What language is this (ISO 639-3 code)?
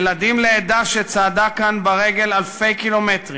heb